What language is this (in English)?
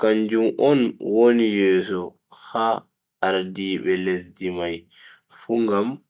Bagirmi Fulfulde